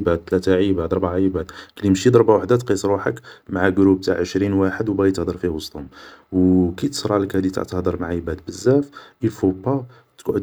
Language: Algerian Arabic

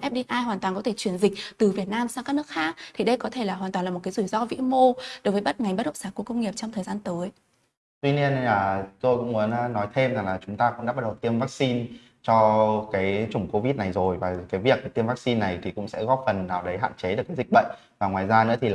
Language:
Vietnamese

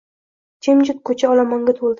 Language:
Uzbek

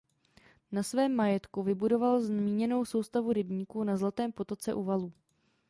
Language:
Czech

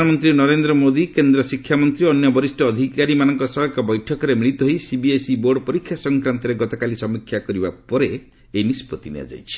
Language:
Odia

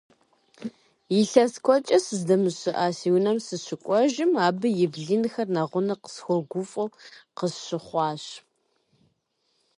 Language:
Kabardian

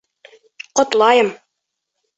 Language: Bashkir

